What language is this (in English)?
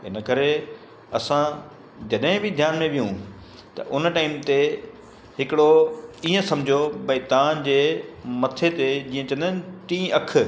Sindhi